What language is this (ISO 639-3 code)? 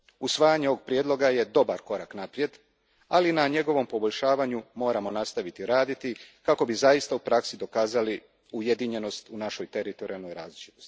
hrv